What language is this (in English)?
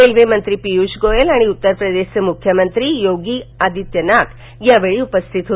Marathi